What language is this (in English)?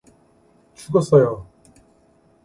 Korean